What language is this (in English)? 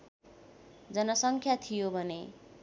Nepali